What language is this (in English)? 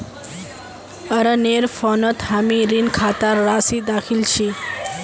Magahi